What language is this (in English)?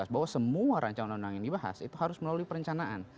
Indonesian